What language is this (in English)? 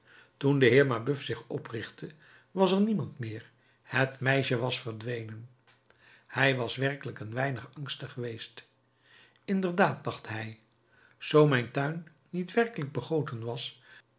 Dutch